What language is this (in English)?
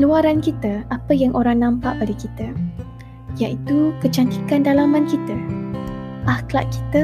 Malay